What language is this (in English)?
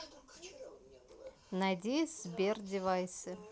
Russian